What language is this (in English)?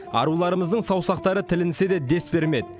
Kazakh